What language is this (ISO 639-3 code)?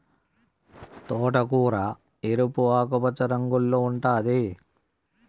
tel